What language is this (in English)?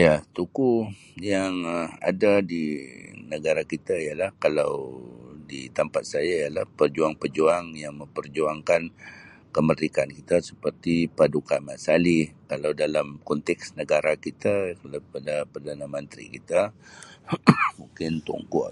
Sabah Malay